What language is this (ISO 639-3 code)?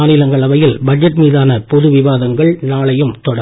tam